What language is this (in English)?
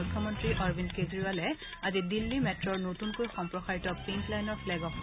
Assamese